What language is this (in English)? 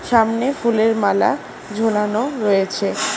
Bangla